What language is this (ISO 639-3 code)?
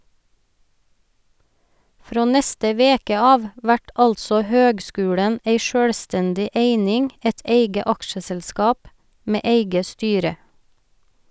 nor